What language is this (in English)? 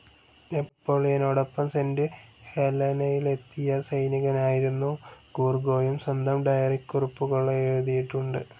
Malayalam